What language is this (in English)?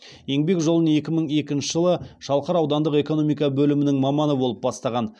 Kazakh